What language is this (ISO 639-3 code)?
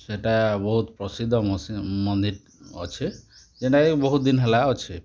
ori